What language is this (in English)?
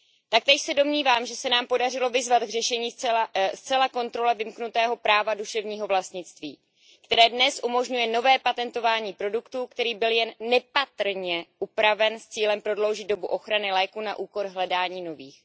Czech